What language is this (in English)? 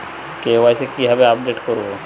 Bangla